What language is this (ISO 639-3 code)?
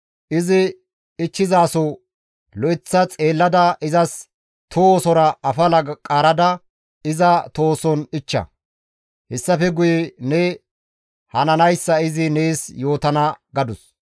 gmv